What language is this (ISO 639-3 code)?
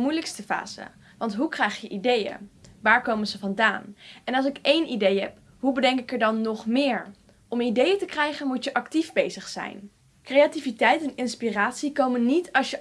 nld